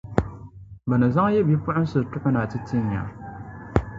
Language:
Dagbani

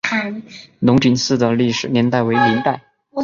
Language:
Chinese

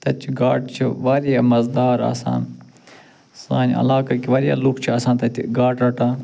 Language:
Kashmiri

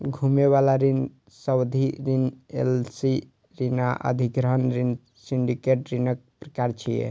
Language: Maithili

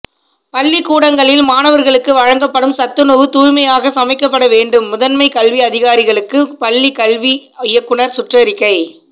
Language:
Tamil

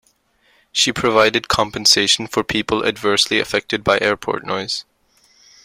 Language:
English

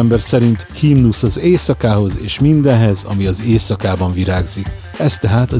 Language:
Hungarian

